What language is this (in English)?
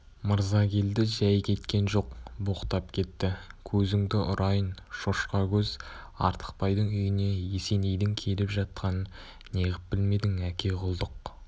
Kazakh